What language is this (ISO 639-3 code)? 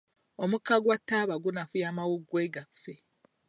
lug